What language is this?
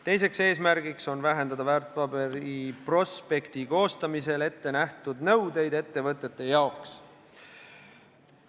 Estonian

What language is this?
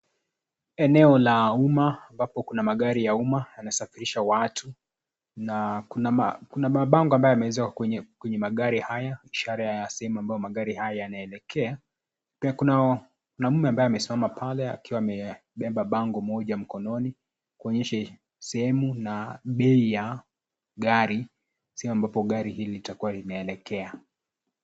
Swahili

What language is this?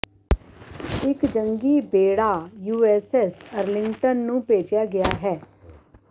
Punjabi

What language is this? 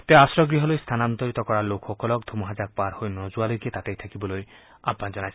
Assamese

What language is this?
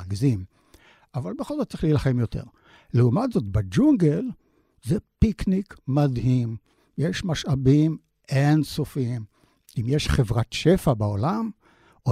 Hebrew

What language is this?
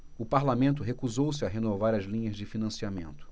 Portuguese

